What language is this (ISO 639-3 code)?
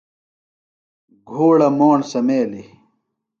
phl